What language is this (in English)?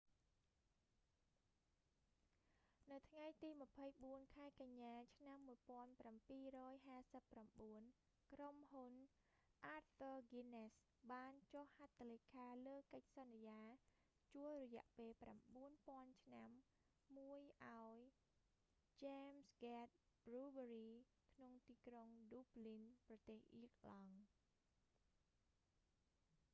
Khmer